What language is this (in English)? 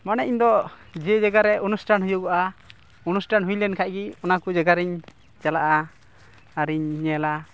Santali